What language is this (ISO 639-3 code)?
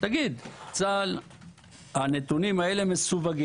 heb